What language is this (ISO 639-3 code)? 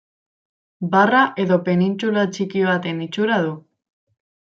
eus